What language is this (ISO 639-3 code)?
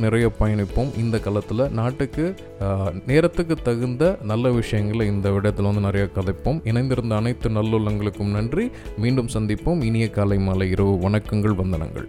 tam